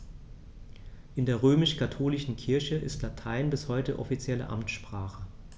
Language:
German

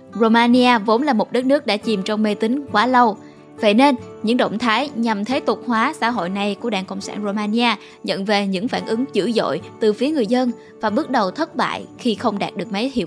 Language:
Vietnamese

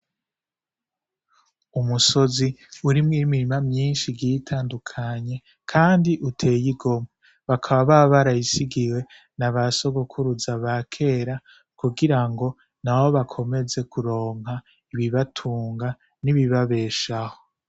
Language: Rundi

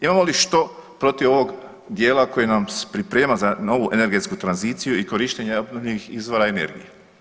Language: Croatian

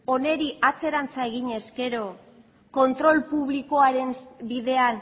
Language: Basque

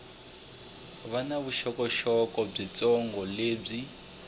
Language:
Tsonga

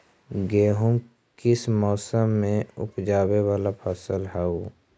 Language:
Magahi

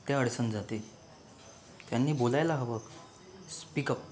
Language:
Marathi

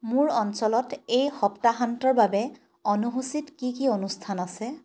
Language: Assamese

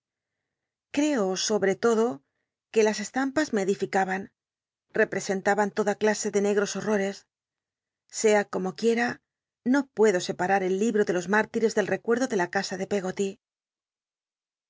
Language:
Spanish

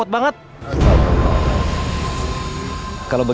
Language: Indonesian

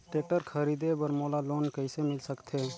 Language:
Chhattisgarhi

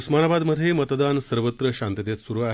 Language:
Marathi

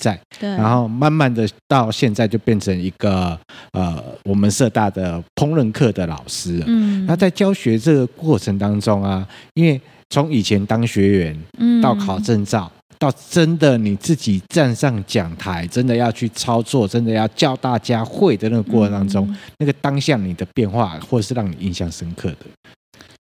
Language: Chinese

